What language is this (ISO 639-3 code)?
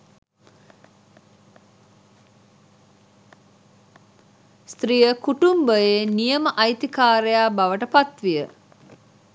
sin